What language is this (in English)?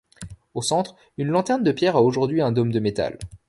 French